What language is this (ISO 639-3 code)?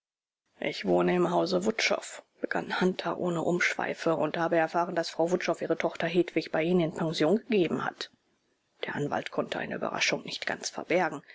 deu